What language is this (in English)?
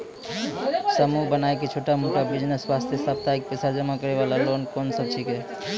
Maithili